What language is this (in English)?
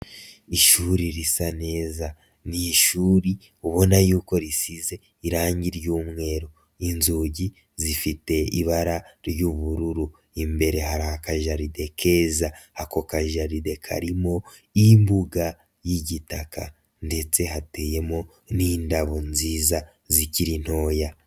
Kinyarwanda